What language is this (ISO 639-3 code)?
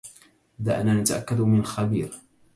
ara